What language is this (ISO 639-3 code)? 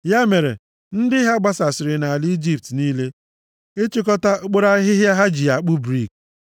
ibo